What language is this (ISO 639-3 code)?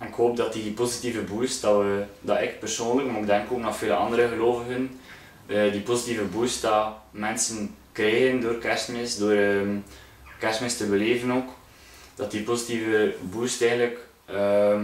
nld